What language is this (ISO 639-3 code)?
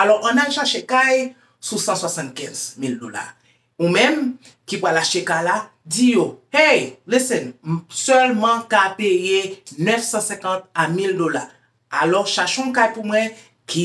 fra